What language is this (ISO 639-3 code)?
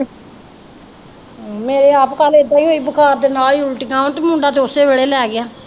pan